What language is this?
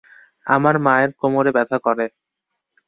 Bangla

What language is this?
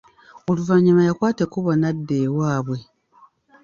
Ganda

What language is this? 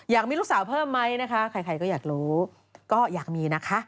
Thai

